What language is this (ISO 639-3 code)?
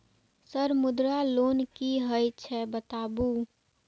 mai